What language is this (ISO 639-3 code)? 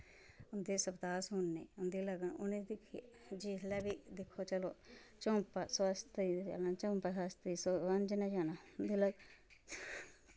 doi